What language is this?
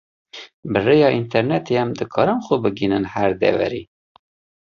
Kurdish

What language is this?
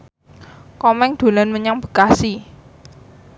Javanese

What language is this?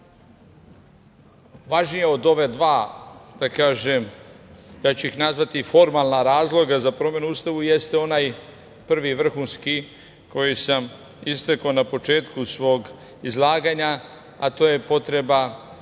Serbian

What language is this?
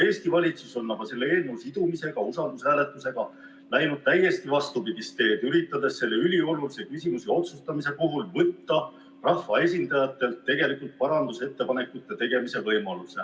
Estonian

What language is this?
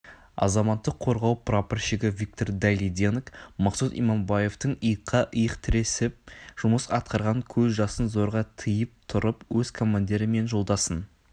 Kazakh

